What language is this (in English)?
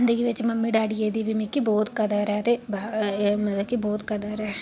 Dogri